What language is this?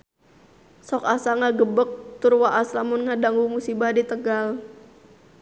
Sundanese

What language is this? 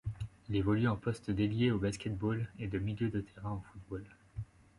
French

